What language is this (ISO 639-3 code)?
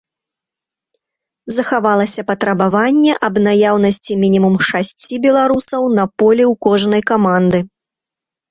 bel